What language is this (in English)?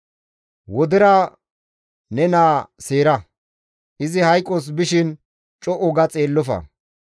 Gamo